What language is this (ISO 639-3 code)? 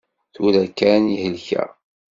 kab